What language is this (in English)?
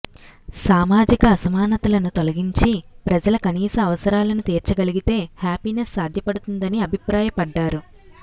Telugu